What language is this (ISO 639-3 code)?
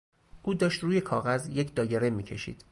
fas